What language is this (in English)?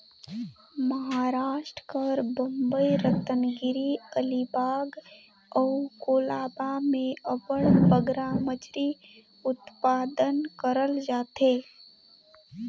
Chhattisgarhi